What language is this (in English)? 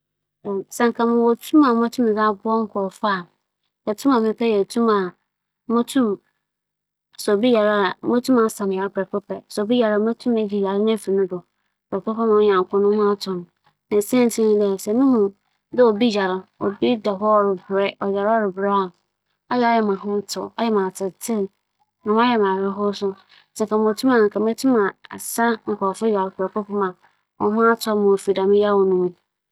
Akan